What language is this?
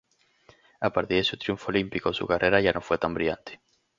Spanish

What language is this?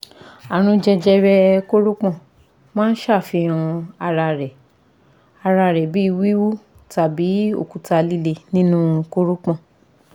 Yoruba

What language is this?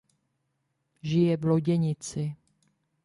Czech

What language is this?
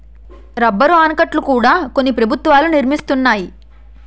Telugu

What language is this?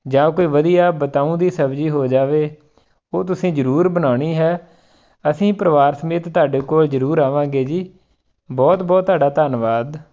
Punjabi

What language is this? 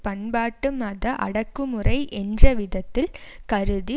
Tamil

